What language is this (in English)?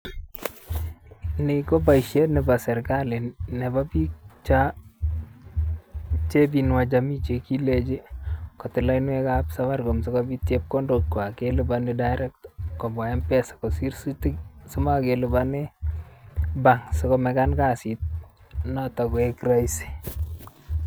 Kalenjin